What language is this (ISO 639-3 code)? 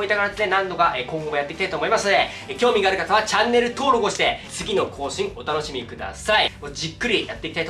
jpn